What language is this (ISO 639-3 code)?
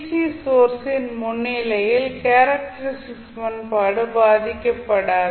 tam